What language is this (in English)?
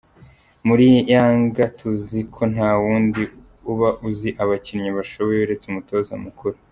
Kinyarwanda